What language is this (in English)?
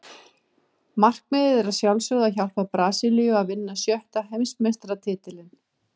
Icelandic